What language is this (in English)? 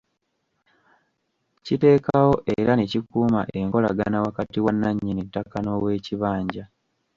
Ganda